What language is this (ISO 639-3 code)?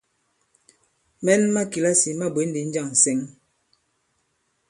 abb